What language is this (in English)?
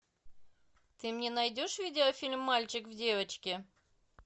Russian